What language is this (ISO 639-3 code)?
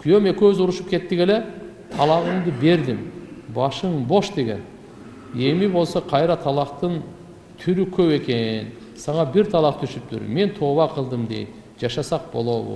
tur